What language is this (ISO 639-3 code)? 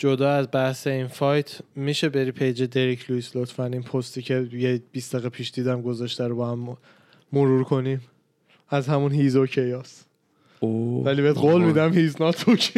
fas